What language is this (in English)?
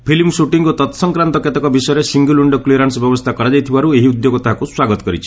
Odia